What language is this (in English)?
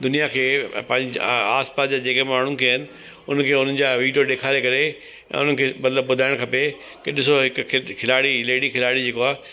Sindhi